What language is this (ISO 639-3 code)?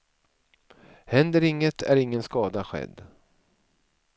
swe